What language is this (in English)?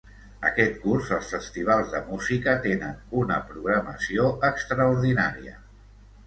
Catalan